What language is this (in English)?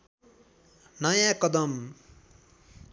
Nepali